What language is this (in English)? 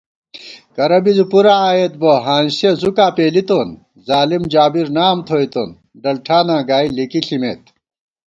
Gawar-Bati